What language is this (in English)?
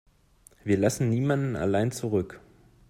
German